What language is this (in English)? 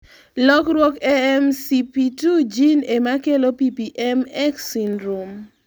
Luo (Kenya and Tanzania)